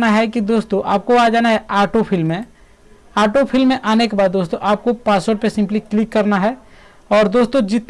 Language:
Hindi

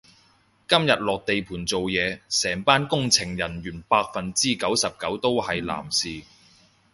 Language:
Cantonese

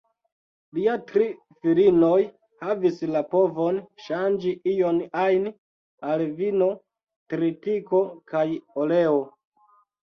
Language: Esperanto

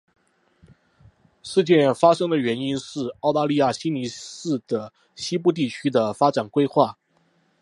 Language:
Chinese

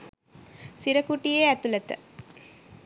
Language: Sinhala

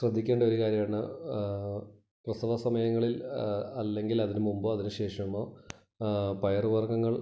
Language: Malayalam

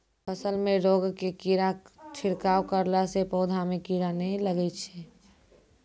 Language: Maithili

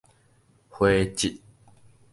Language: Min Nan Chinese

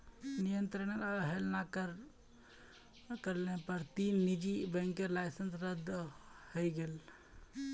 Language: Magahi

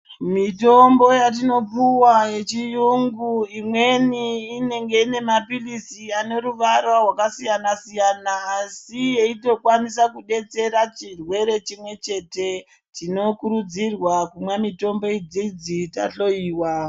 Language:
Ndau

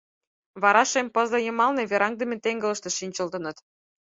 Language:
Mari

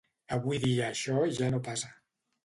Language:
Catalan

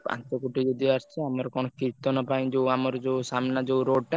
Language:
Odia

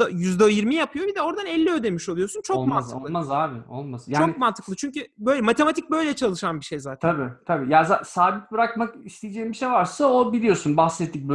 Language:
Turkish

